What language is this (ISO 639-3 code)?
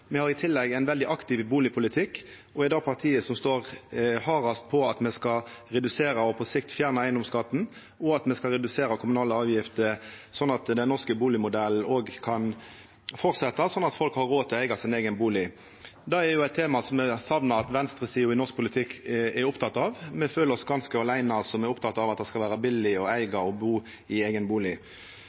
nno